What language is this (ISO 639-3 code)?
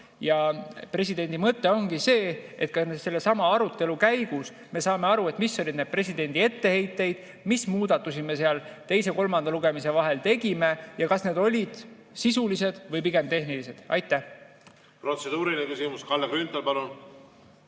est